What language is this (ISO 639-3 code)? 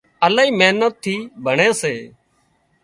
kxp